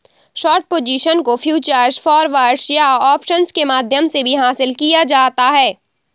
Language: Hindi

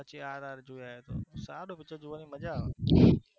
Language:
Gujarati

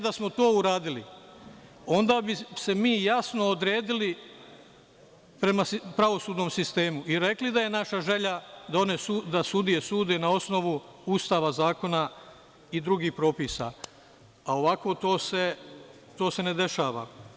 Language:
Serbian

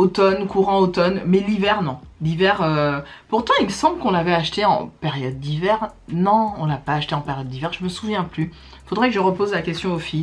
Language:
French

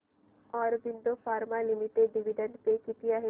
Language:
Marathi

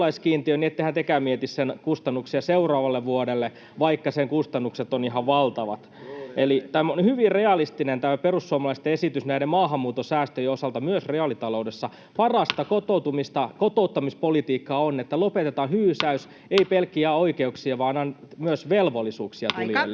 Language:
Finnish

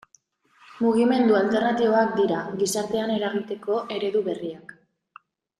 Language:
Basque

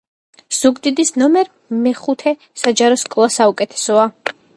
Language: Georgian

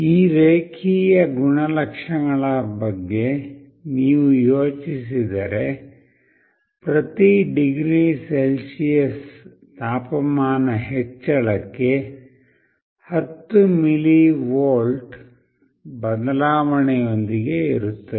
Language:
Kannada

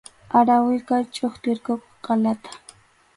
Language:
Arequipa-La Unión Quechua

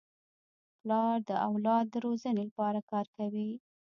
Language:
Pashto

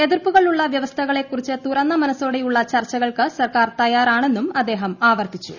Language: Malayalam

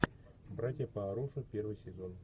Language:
Russian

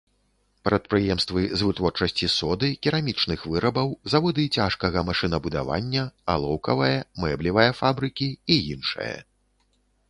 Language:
Belarusian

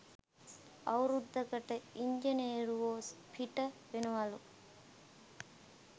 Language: Sinhala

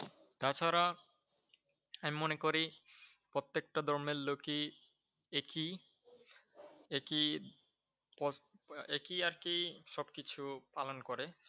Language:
Bangla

